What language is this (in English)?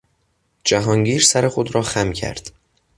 Persian